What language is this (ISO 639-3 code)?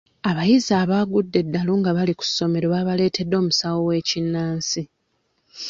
lug